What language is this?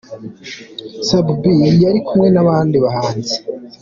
Kinyarwanda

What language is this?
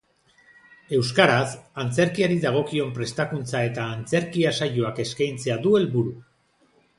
Basque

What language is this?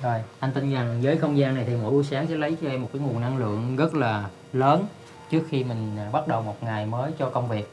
Vietnamese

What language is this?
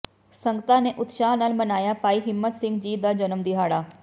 Punjabi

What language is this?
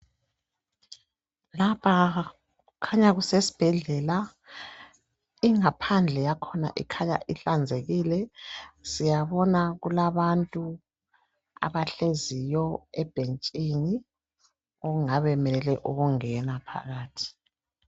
North Ndebele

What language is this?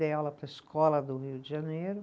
Portuguese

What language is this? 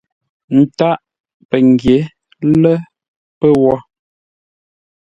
Ngombale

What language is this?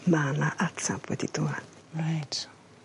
Welsh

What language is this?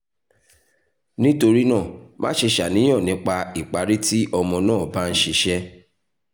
Yoruba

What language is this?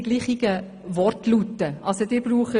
Swiss German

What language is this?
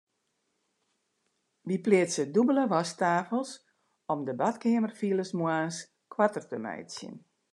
Western Frisian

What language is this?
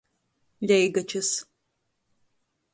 Latgalian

